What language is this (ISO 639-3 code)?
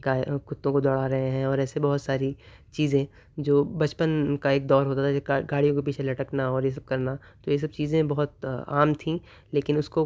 urd